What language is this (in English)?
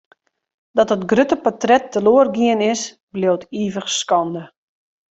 Western Frisian